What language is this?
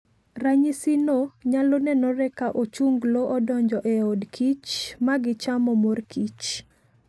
Luo (Kenya and Tanzania)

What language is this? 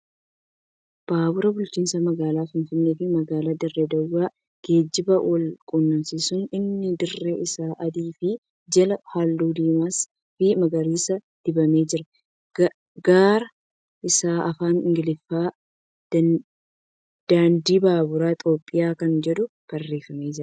Oromo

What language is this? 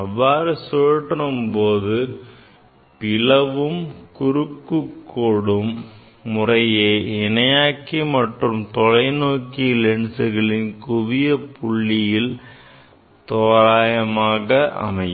Tamil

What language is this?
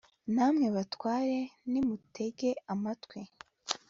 Kinyarwanda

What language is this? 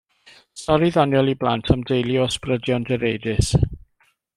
Welsh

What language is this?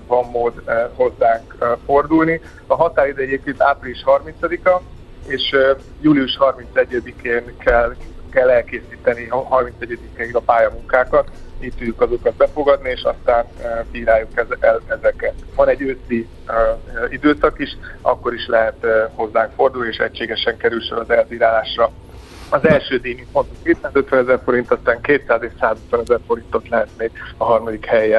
Hungarian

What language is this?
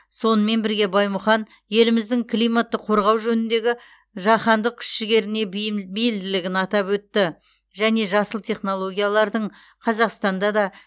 Kazakh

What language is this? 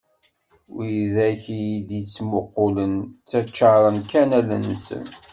Kabyle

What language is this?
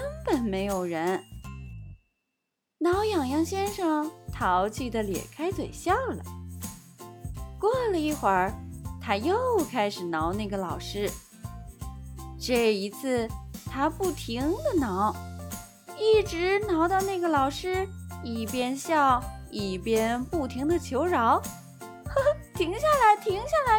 Chinese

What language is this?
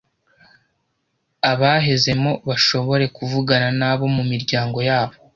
Kinyarwanda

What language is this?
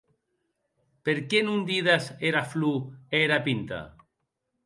Occitan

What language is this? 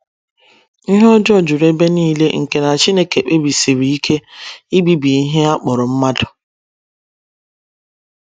Igbo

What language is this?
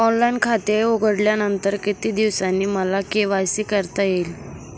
Marathi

